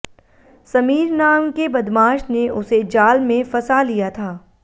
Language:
Hindi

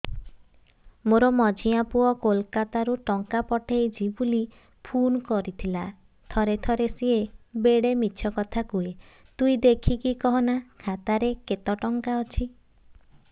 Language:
Odia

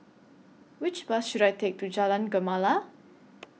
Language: English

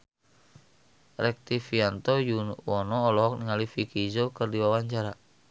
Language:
Sundanese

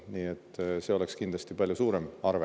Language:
Estonian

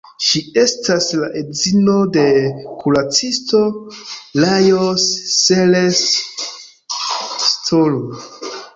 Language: Esperanto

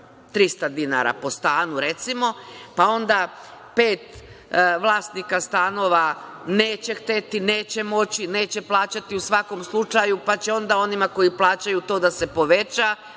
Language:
Serbian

